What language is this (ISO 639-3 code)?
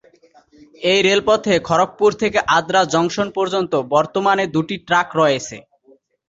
ben